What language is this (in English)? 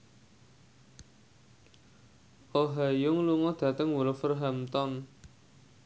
Javanese